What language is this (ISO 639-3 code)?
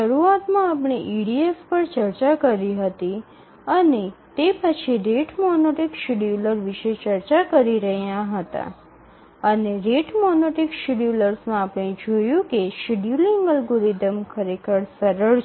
guj